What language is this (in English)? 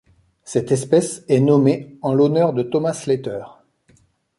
French